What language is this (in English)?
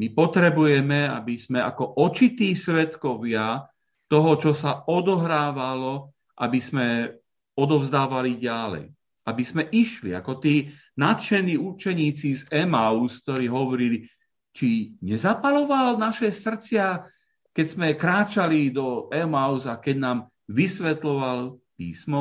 Slovak